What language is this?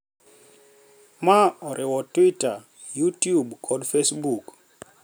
Luo (Kenya and Tanzania)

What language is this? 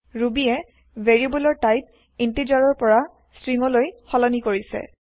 Assamese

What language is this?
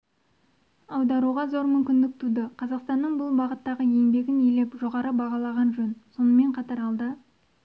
Kazakh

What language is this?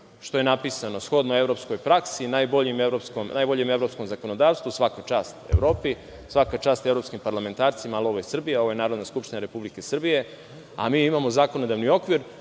Serbian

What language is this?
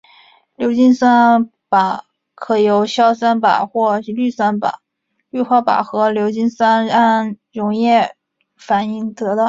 Chinese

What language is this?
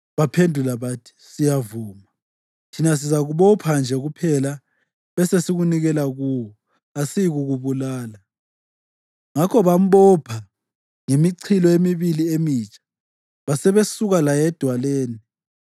North Ndebele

